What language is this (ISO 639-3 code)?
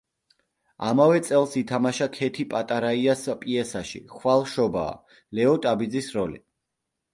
kat